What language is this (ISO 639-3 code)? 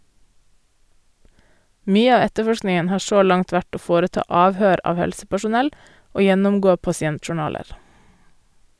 nor